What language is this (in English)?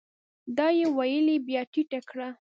Pashto